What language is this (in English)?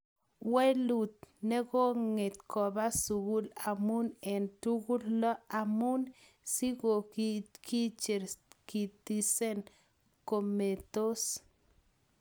Kalenjin